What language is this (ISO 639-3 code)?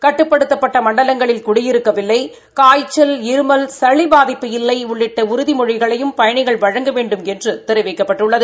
tam